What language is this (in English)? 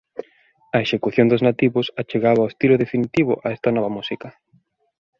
Galician